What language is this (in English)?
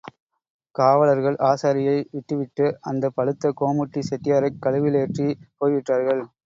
Tamil